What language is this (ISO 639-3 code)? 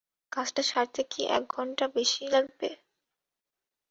ben